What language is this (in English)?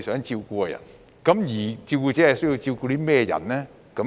Cantonese